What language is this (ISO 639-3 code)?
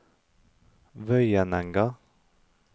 nor